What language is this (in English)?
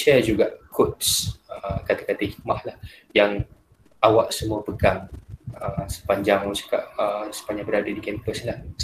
Malay